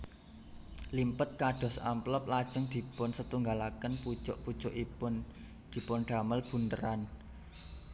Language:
Javanese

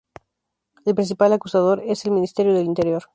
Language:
Spanish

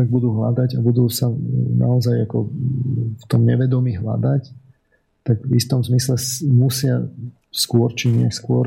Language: Slovak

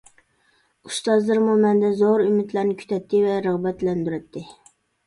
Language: Uyghur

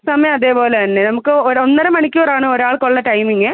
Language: Malayalam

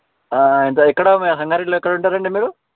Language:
Telugu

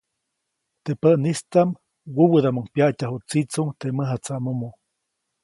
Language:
Copainalá Zoque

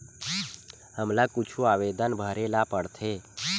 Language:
Chhattisgarhi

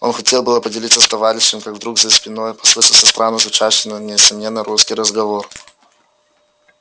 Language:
Russian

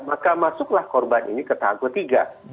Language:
Indonesian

